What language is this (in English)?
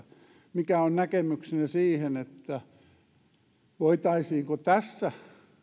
Finnish